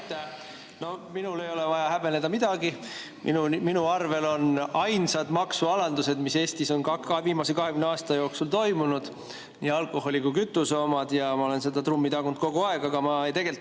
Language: Estonian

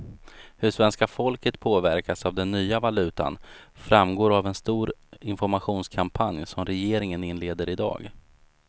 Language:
Swedish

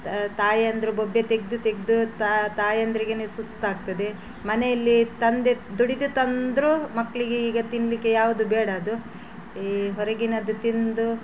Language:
Kannada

